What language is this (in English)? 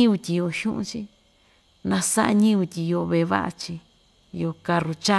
Ixtayutla Mixtec